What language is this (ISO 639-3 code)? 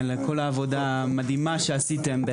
heb